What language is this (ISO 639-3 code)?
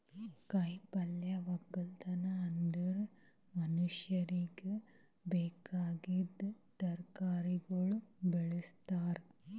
kan